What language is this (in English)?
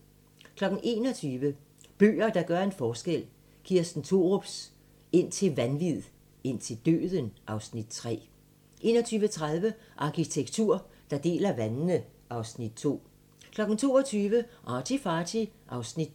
Danish